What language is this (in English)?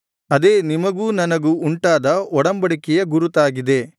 Kannada